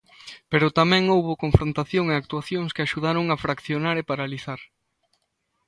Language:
Galician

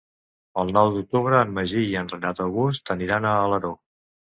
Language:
Catalan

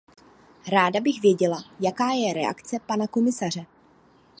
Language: Czech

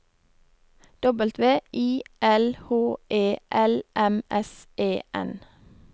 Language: Norwegian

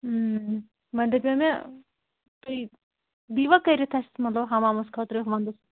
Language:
Kashmiri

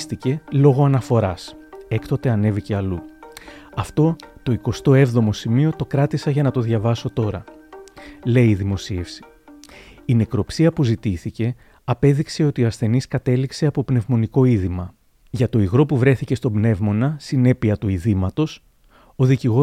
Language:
Greek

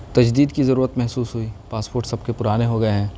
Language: Urdu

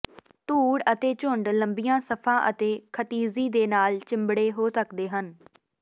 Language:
Punjabi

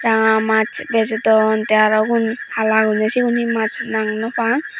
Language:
Chakma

